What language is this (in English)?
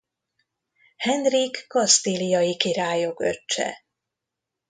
Hungarian